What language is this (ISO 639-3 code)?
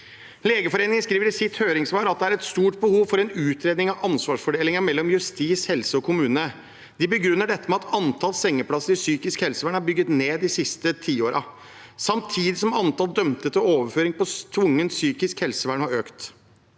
nor